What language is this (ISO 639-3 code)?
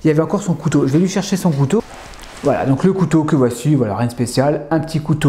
fra